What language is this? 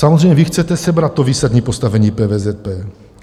Czech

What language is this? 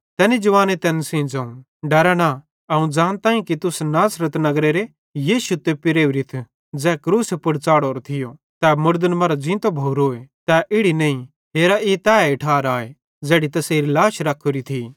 Bhadrawahi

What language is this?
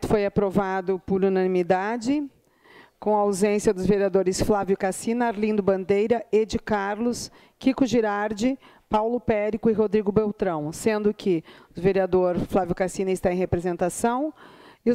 Portuguese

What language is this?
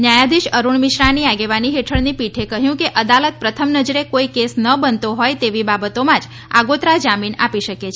Gujarati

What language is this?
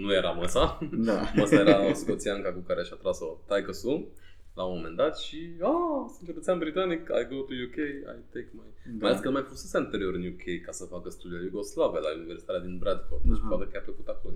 Romanian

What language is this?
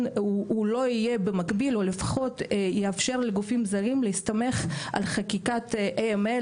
Hebrew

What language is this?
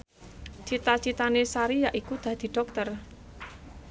Javanese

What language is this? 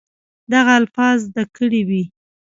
Pashto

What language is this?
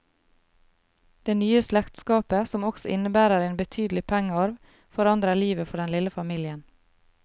Norwegian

